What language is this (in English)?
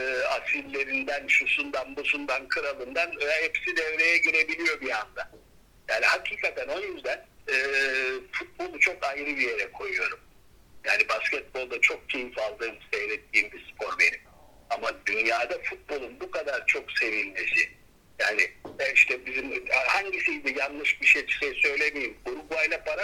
Turkish